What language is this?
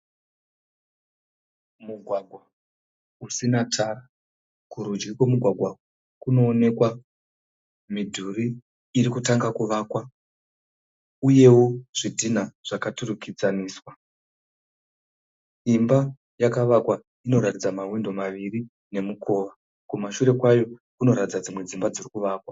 Shona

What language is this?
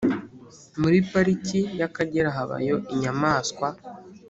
Kinyarwanda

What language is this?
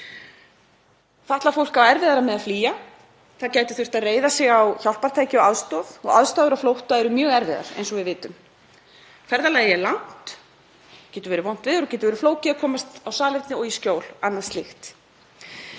Icelandic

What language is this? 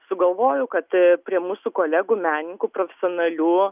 Lithuanian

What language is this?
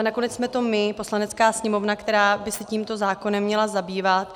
Czech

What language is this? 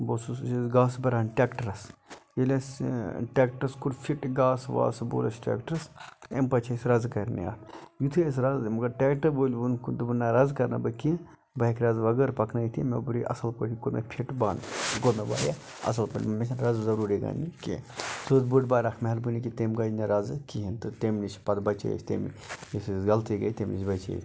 Kashmiri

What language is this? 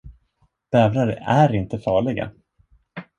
Swedish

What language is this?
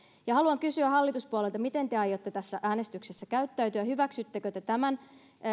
Finnish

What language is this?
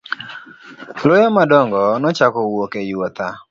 Luo (Kenya and Tanzania)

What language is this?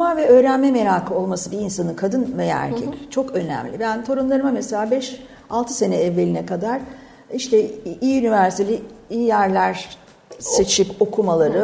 Turkish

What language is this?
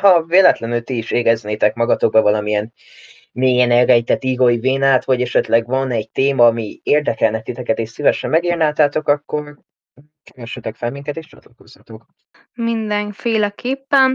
Hungarian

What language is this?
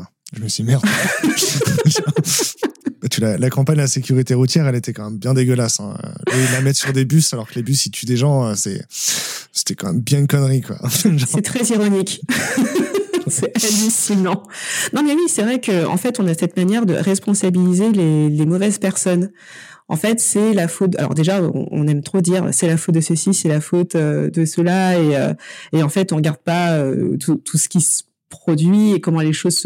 French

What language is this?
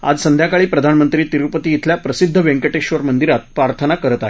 Marathi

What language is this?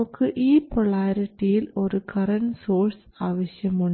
Malayalam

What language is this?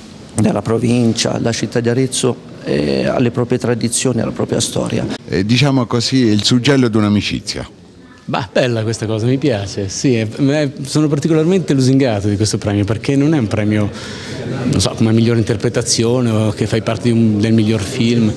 Italian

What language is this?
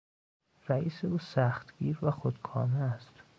Persian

